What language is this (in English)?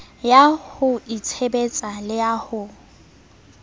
Southern Sotho